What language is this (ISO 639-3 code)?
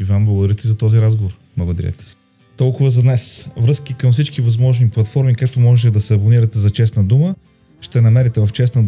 bul